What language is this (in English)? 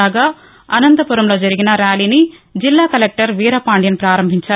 Telugu